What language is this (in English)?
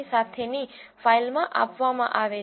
Gujarati